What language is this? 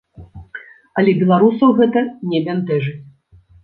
Belarusian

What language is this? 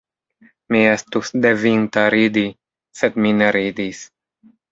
Esperanto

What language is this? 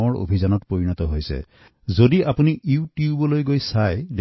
Assamese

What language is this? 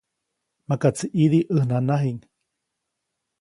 Copainalá Zoque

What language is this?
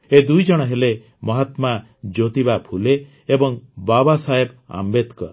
Odia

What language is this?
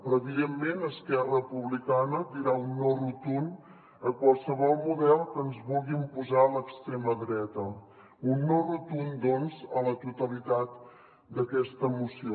Catalan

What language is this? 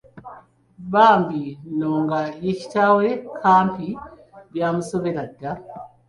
Ganda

